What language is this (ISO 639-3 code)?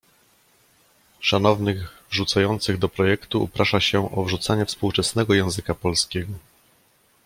pol